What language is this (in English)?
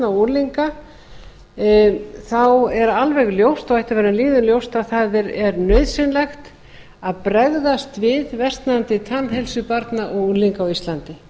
Icelandic